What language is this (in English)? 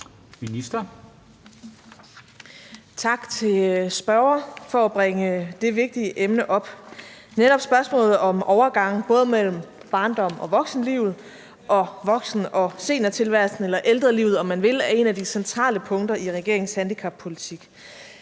Danish